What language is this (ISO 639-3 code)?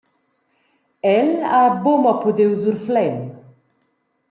roh